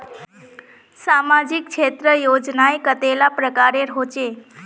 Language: Magahi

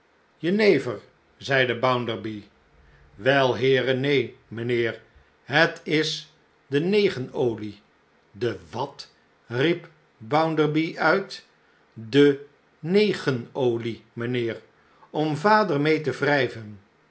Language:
Dutch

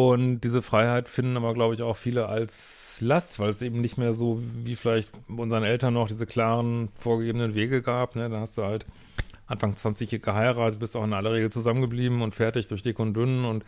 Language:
German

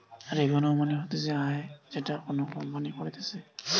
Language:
Bangla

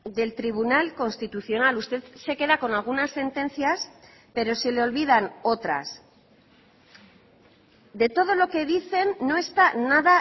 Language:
Spanish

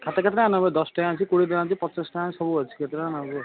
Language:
Odia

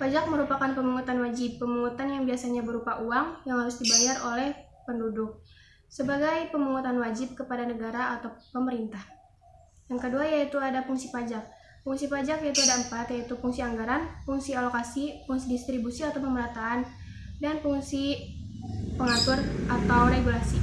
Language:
Indonesian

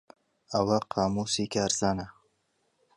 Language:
Central Kurdish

